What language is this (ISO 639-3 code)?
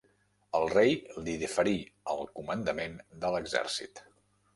cat